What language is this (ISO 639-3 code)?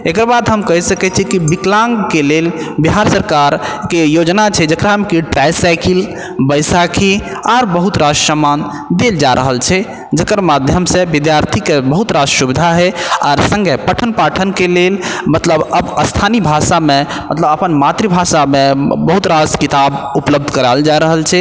mai